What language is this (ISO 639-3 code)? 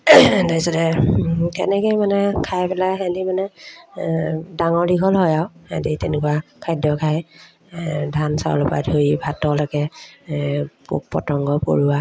asm